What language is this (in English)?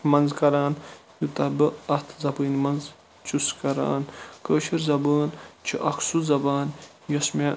Kashmiri